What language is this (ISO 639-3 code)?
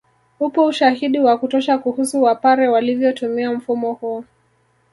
swa